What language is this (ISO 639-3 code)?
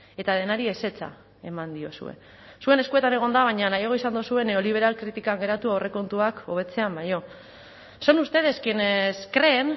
eus